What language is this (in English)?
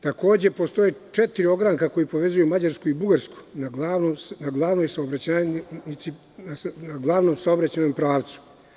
Serbian